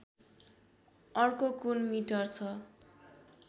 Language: Nepali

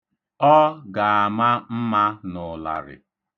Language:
Igbo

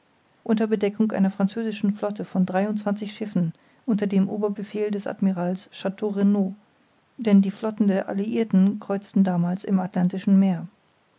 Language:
German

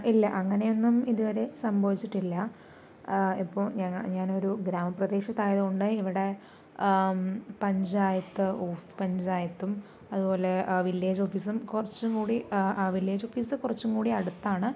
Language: Malayalam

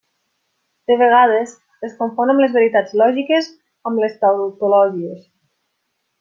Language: Catalan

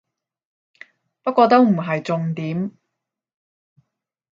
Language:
Cantonese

